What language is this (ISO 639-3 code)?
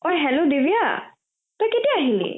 asm